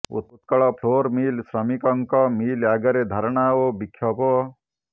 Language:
Odia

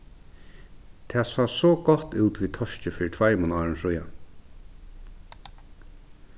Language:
Faroese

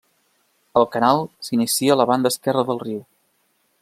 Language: Catalan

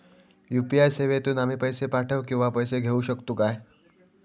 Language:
Marathi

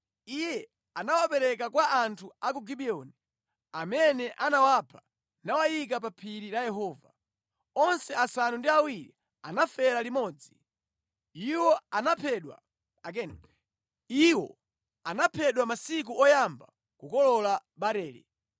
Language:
Nyanja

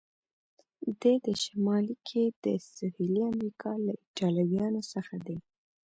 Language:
Pashto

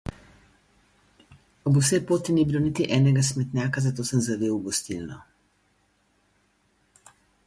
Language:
Slovenian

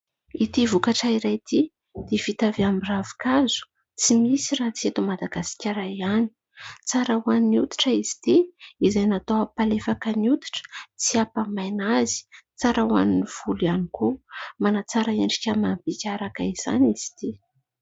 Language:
Malagasy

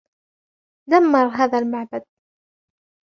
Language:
Arabic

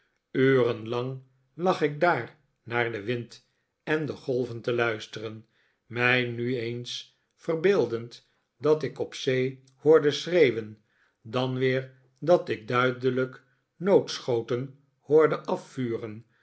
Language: Dutch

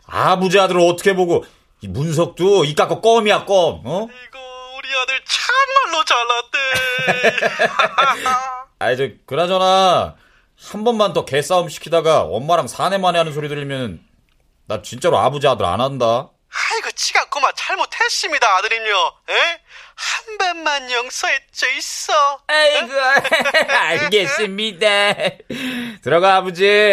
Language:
Korean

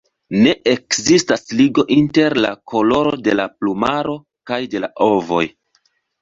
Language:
Esperanto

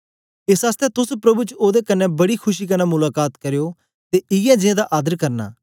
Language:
Dogri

